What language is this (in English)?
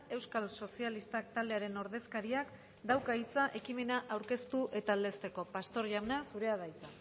Basque